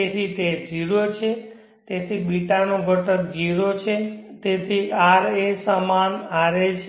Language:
Gujarati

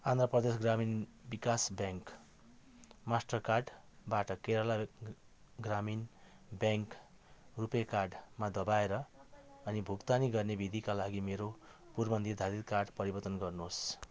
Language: Nepali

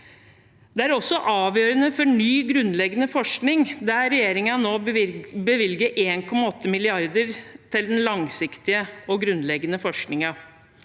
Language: Norwegian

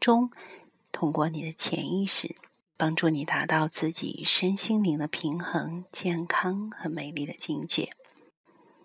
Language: Chinese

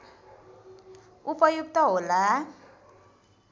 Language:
Nepali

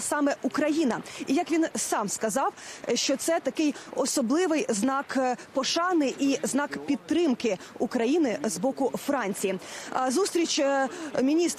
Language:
Ukrainian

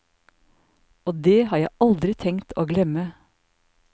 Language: Norwegian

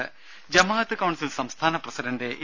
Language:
Malayalam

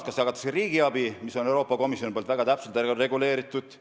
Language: Estonian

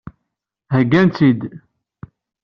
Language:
Kabyle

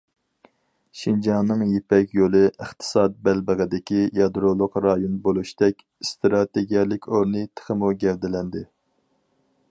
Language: Uyghur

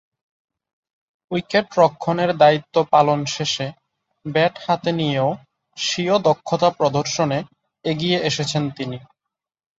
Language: Bangla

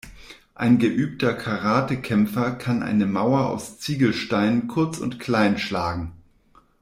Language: German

